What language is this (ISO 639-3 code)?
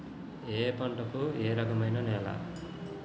tel